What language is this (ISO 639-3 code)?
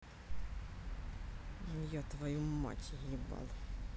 rus